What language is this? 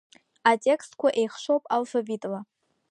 Abkhazian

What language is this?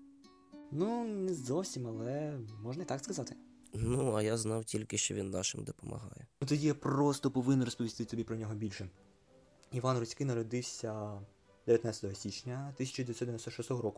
Ukrainian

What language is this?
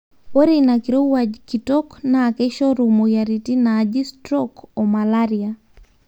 Masai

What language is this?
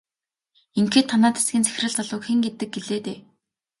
Mongolian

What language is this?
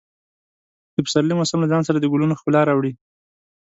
Pashto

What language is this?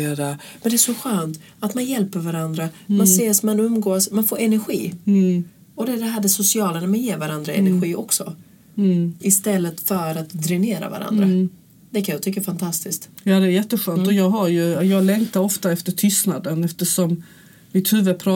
Swedish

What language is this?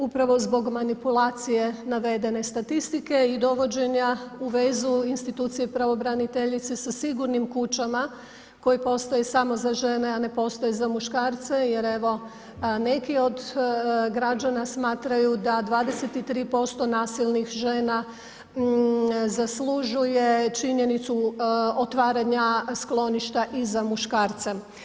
Croatian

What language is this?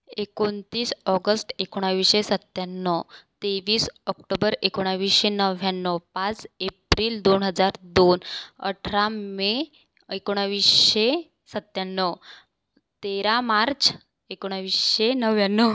Marathi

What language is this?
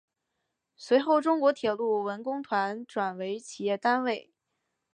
Chinese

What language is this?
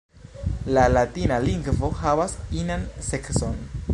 Esperanto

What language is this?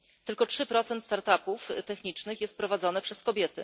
Polish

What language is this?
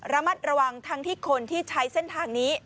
Thai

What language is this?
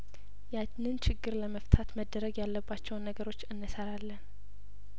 Amharic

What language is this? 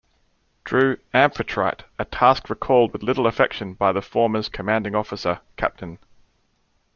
English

